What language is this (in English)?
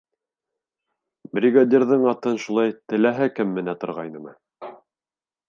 Bashkir